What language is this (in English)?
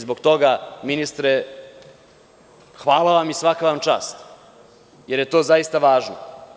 Serbian